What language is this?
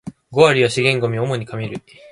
Japanese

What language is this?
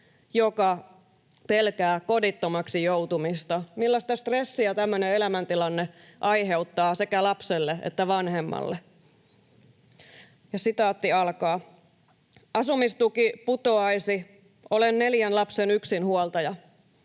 Finnish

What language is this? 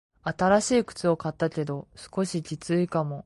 Japanese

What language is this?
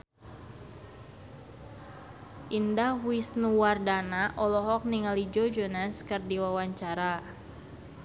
Sundanese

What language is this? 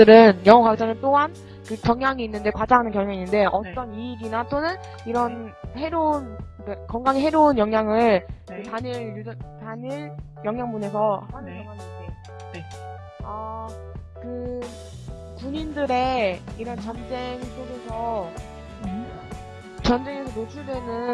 Korean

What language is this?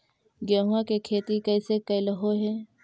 Magahi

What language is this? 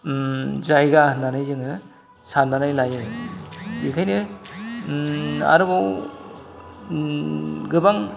Bodo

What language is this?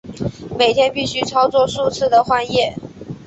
Chinese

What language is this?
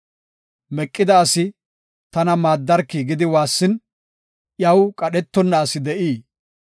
Gofa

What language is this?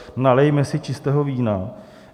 Czech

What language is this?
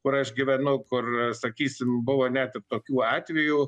Lithuanian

